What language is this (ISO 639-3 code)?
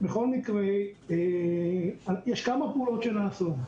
heb